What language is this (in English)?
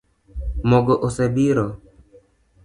Luo (Kenya and Tanzania)